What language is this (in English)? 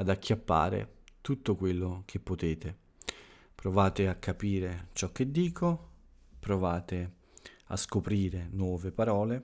Italian